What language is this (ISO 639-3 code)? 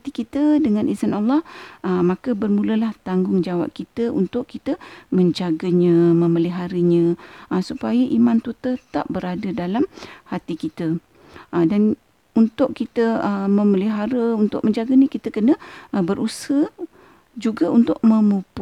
msa